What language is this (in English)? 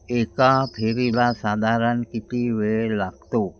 Marathi